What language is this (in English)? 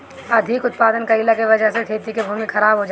Bhojpuri